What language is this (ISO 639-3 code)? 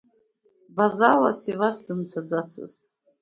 abk